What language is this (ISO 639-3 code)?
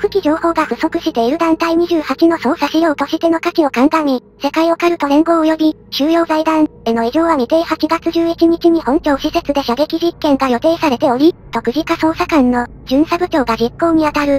jpn